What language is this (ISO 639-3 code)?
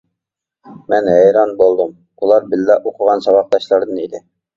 uig